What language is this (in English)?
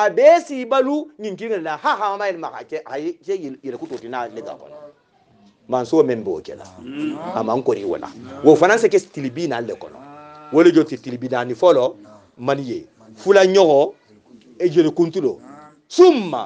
Arabic